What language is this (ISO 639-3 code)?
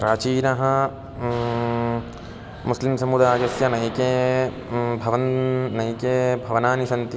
san